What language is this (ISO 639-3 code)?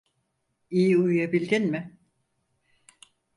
tur